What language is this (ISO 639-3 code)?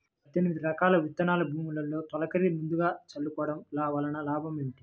tel